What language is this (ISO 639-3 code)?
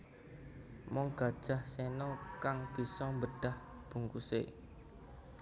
jav